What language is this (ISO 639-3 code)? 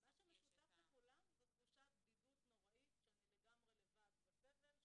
heb